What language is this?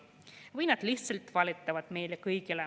Estonian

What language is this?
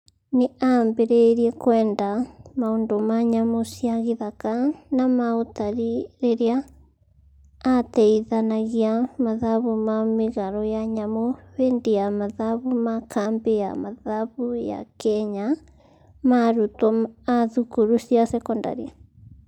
Kikuyu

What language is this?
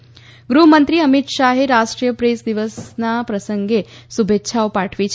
Gujarati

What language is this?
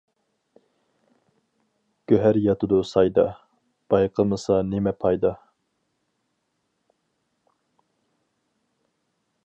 Uyghur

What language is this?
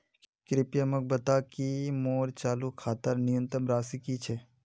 Magahi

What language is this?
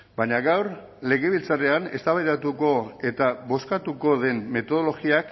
Basque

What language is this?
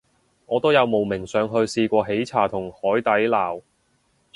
Cantonese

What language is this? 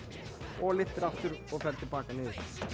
Icelandic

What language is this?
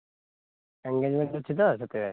Odia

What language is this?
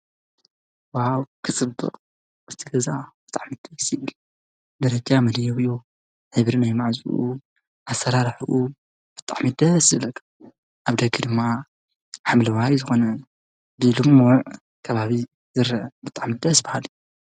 Tigrinya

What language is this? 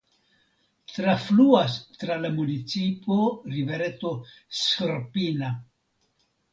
Esperanto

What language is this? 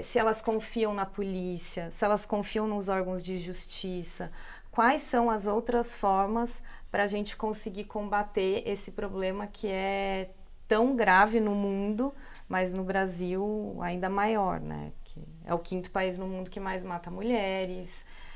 Portuguese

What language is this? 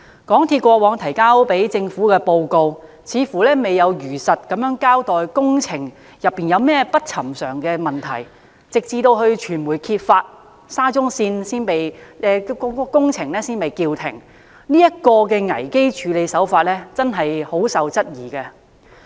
Cantonese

